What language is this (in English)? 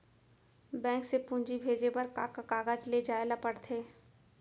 Chhattisgarhi